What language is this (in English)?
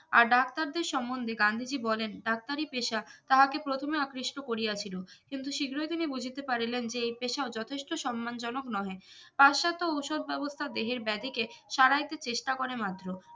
Bangla